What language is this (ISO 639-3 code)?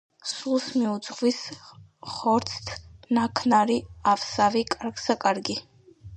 kat